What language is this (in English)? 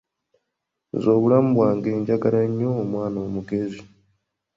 Ganda